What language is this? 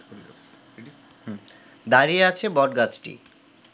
Bangla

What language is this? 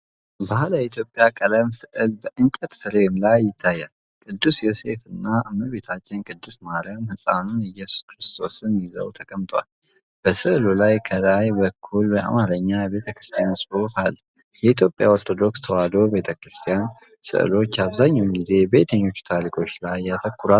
Amharic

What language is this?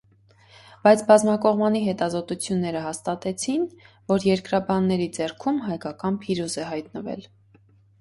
Armenian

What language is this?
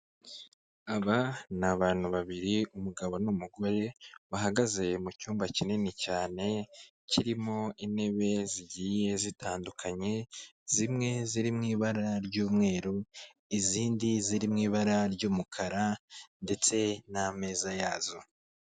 Kinyarwanda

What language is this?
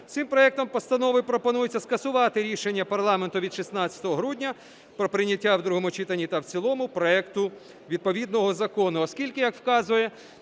Ukrainian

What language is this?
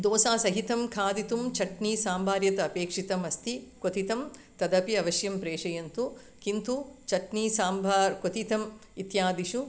Sanskrit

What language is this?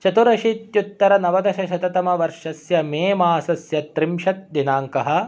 Sanskrit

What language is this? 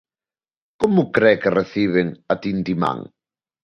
Galician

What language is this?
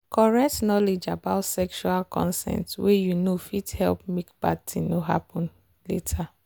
Nigerian Pidgin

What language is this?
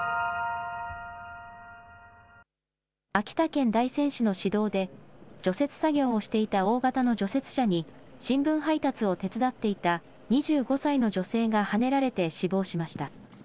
Japanese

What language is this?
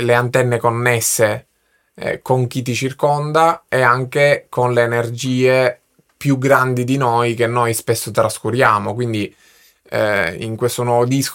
Italian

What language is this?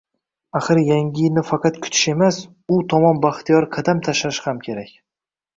Uzbek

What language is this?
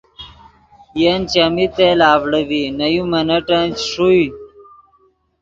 Yidgha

